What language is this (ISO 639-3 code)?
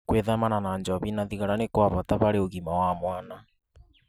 kik